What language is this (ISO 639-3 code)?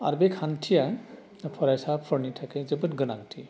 brx